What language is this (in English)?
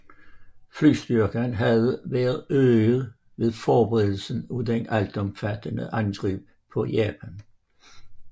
Danish